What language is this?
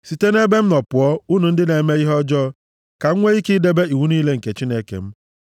Igbo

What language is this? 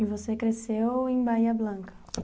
Portuguese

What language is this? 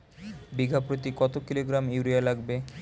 Bangla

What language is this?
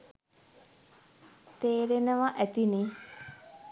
Sinhala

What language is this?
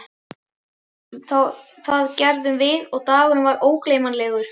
Icelandic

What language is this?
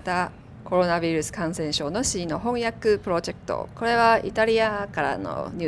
Chinese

